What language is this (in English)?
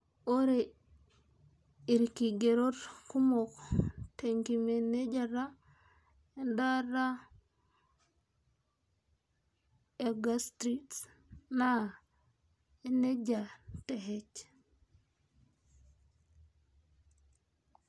Masai